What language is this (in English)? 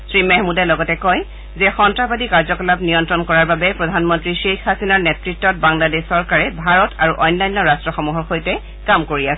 Assamese